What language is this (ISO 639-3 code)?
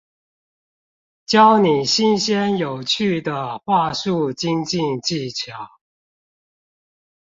zho